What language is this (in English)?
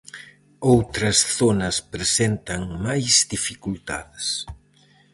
Galician